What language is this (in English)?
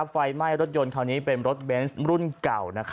Thai